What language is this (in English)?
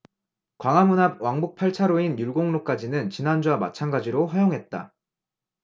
Korean